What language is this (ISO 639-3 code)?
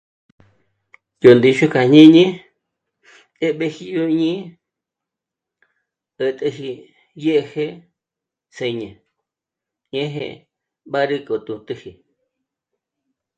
mmc